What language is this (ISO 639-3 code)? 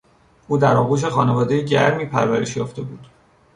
fas